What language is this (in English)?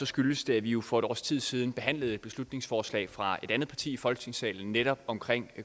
Danish